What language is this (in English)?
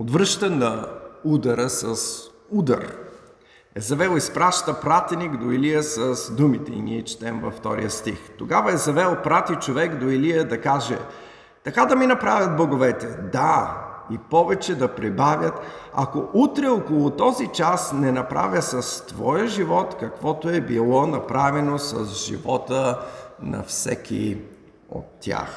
Bulgarian